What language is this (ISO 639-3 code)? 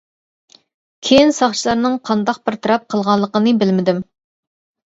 uig